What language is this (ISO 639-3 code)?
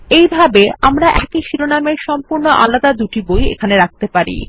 ben